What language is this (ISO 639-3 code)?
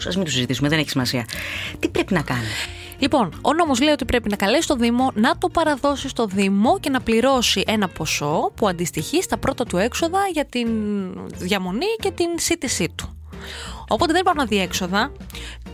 ell